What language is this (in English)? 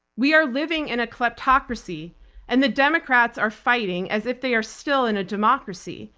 English